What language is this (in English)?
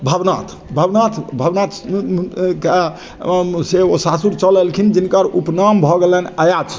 Maithili